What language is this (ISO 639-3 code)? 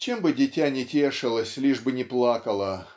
rus